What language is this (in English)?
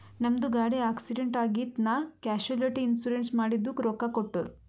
Kannada